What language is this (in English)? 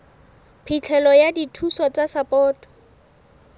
Southern Sotho